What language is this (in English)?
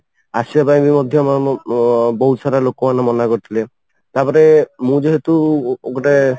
Odia